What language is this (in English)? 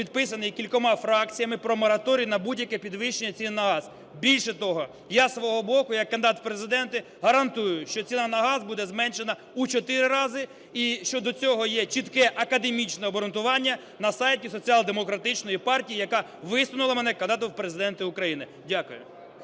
Ukrainian